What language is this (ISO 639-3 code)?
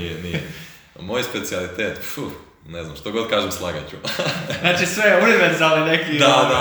hrv